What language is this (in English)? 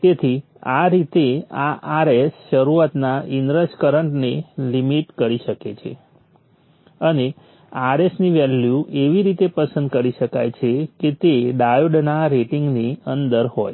Gujarati